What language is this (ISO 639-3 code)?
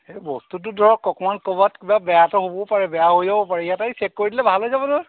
asm